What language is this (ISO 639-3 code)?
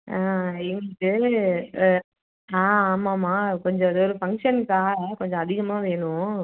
tam